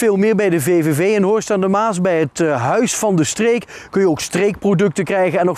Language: Dutch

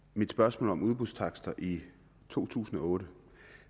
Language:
Danish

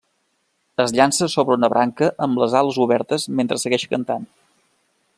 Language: Catalan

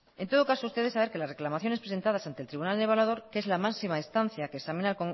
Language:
Spanish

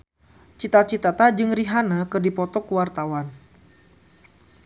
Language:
Sundanese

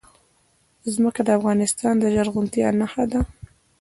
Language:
Pashto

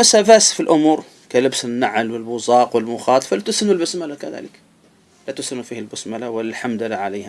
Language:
Arabic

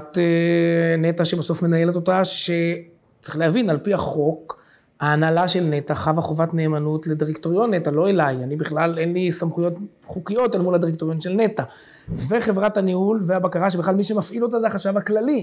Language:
Hebrew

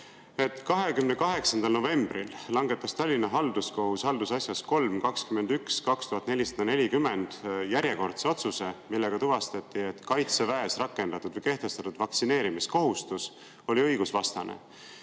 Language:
Estonian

